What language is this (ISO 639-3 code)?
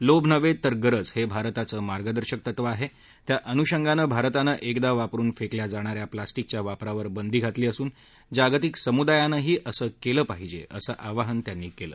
mar